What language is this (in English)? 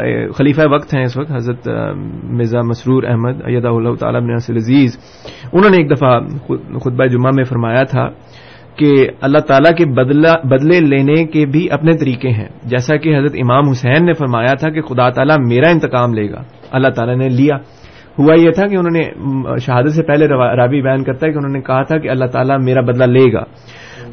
Urdu